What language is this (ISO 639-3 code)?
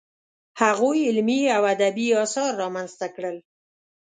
pus